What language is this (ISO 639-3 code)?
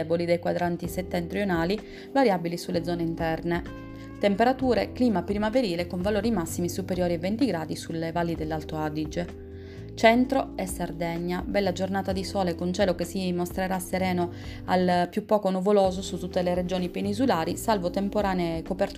ita